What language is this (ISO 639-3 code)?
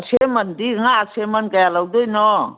mni